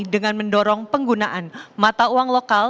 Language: Indonesian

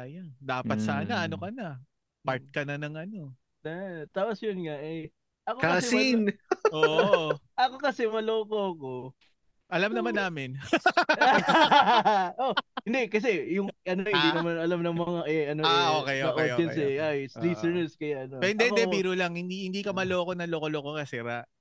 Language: Filipino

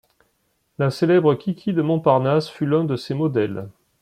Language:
French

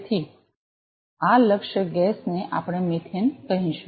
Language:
Gujarati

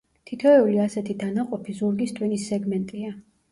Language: Georgian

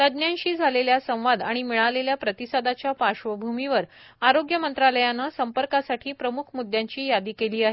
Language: Marathi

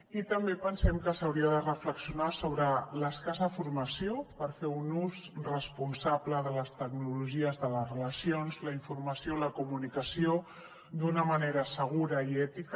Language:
Catalan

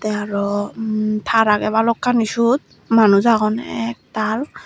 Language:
Chakma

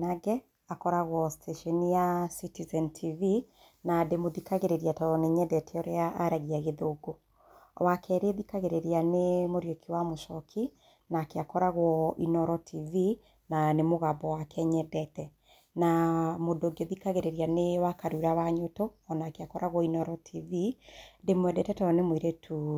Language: Kikuyu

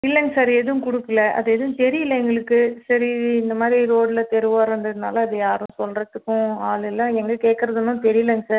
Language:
Tamil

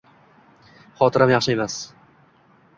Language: Uzbek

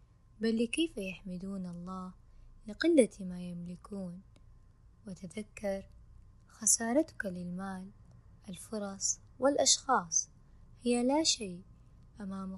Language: Arabic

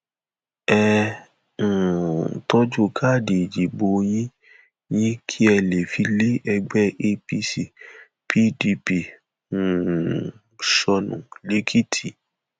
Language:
Yoruba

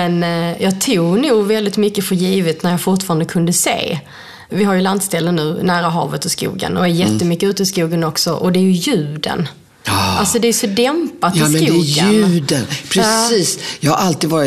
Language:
Swedish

